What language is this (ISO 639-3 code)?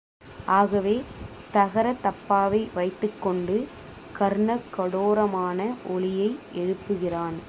tam